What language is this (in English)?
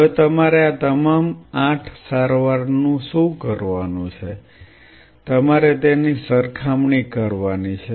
Gujarati